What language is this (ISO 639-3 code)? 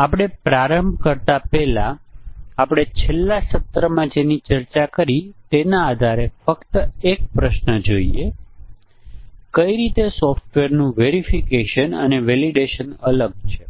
guj